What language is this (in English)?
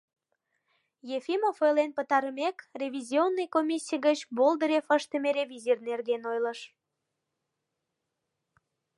Mari